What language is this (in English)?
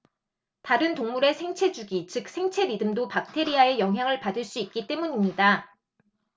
Korean